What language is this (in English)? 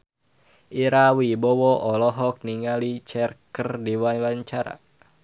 Sundanese